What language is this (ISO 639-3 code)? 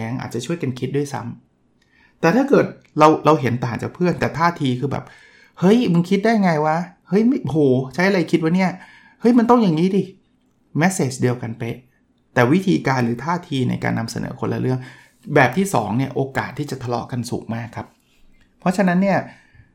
tha